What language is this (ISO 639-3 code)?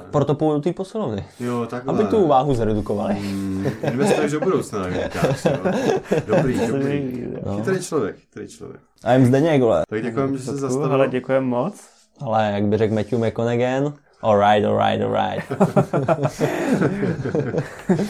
ces